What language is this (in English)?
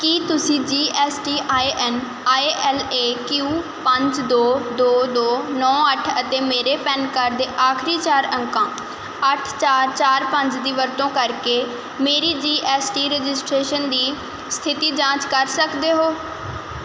Punjabi